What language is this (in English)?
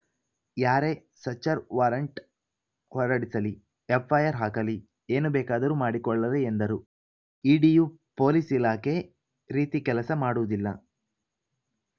Kannada